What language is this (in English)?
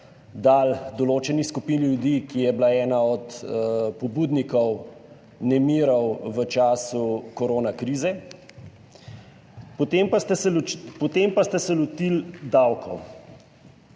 Slovenian